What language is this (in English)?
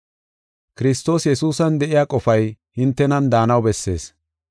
Gofa